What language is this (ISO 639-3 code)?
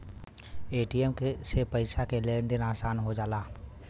bho